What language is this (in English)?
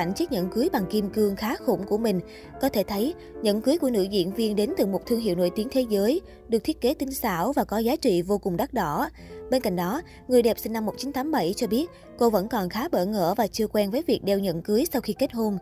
Vietnamese